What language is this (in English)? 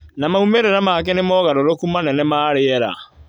Kikuyu